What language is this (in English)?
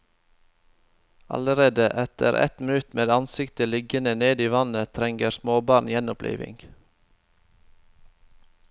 Norwegian